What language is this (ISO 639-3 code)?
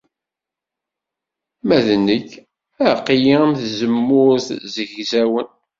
kab